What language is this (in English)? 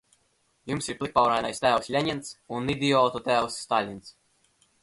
Latvian